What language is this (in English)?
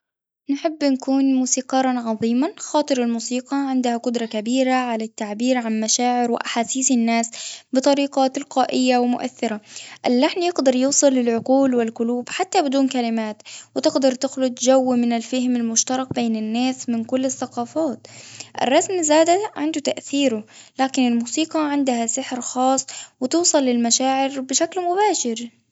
Tunisian Arabic